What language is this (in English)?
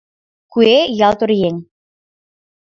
Mari